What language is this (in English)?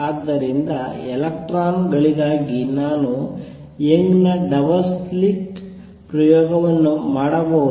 Kannada